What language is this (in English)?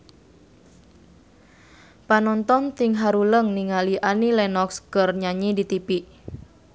Sundanese